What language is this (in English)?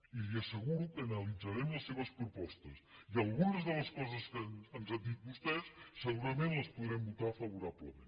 Catalan